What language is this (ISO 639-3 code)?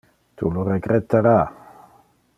ina